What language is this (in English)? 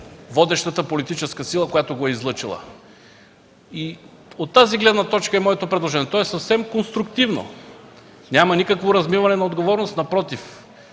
Bulgarian